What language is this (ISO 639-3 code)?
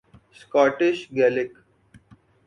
urd